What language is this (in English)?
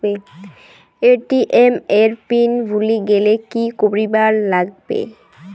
Bangla